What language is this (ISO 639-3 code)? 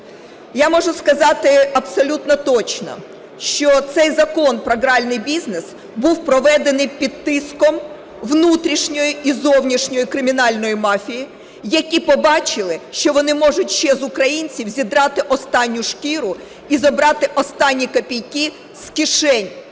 ukr